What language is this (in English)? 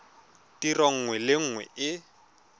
Tswana